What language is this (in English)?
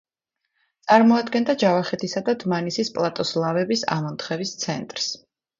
Georgian